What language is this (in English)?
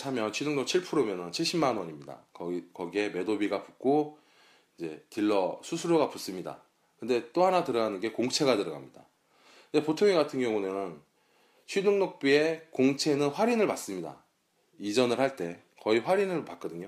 Korean